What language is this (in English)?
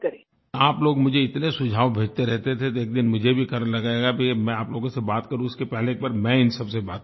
Hindi